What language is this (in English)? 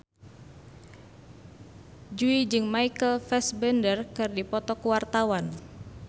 Sundanese